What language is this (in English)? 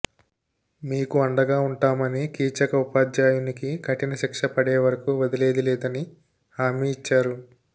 Telugu